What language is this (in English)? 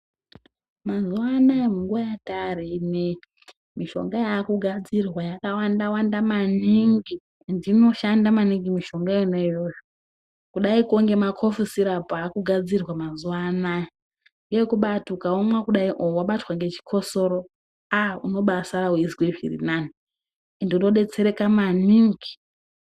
Ndau